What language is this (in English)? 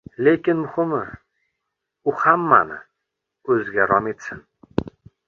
Uzbek